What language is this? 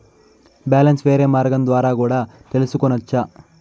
Telugu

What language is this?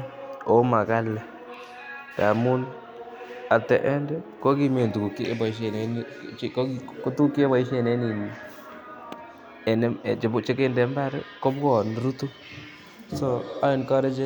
Kalenjin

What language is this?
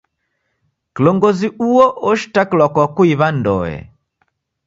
Taita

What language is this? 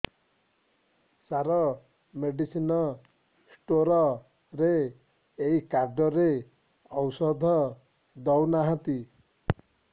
Odia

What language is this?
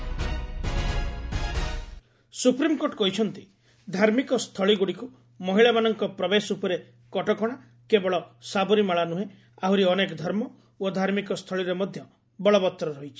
Odia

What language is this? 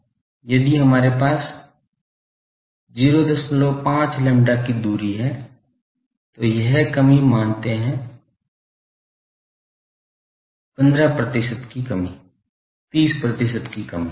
Hindi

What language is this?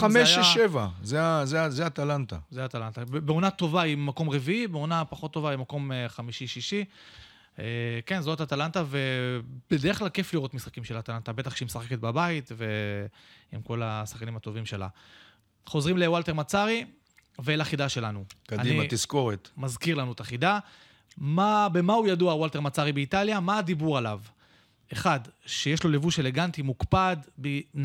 Hebrew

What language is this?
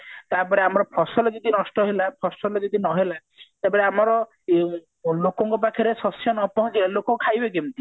Odia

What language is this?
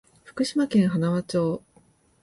Japanese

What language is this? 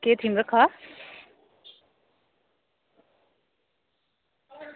Dogri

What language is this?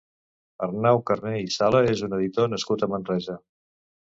Catalan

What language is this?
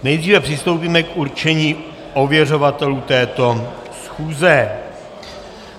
Czech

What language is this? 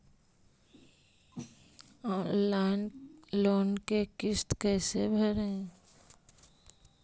Magahi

